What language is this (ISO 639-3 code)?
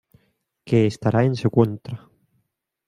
spa